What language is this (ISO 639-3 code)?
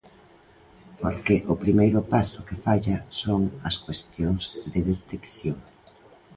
glg